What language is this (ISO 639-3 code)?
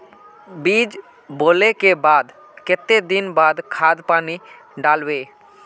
mag